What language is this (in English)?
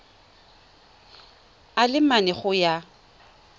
Tswana